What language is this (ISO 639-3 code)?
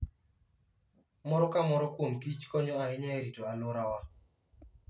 luo